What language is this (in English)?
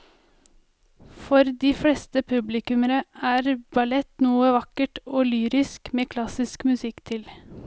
Norwegian